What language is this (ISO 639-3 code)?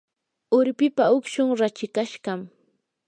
qur